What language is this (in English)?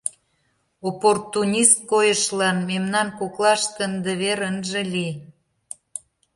Mari